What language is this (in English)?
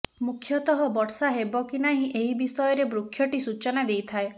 Odia